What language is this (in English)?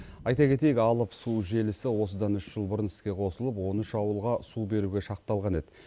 Kazakh